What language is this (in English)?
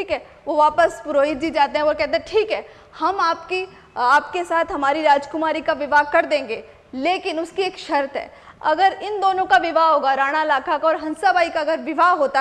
Hindi